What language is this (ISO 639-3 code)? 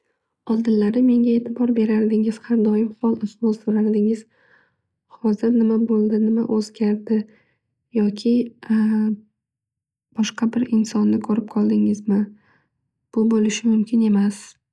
uzb